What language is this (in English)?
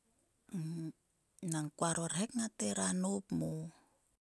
Sulka